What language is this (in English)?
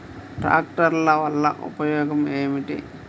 Telugu